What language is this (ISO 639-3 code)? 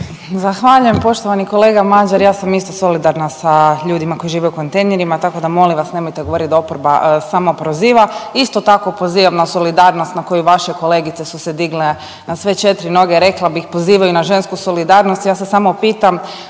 hrv